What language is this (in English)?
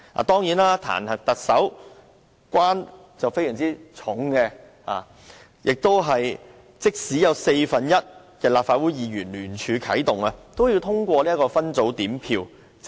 Cantonese